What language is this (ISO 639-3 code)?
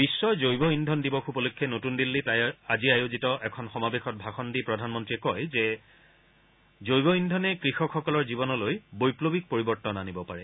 asm